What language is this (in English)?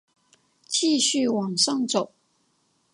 Chinese